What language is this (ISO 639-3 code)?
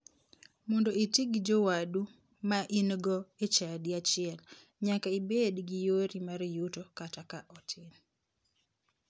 luo